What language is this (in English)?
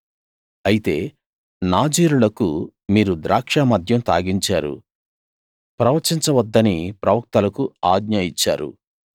Telugu